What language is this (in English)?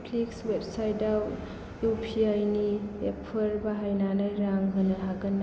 Bodo